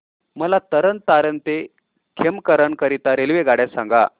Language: Marathi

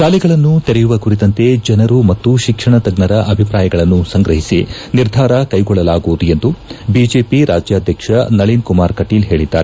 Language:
Kannada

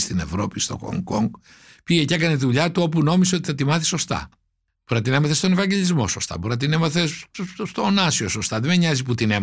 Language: Greek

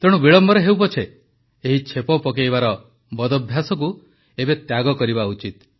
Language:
Odia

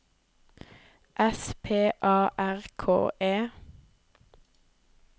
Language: Norwegian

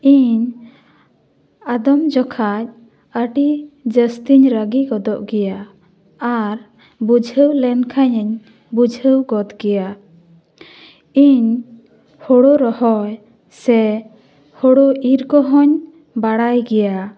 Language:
Santali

